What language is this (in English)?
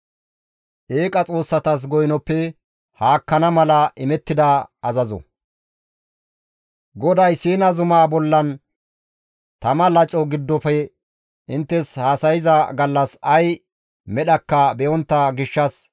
Gamo